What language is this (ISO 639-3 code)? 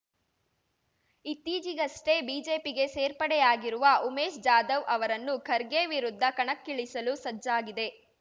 kan